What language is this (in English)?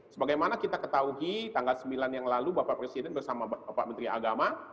Indonesian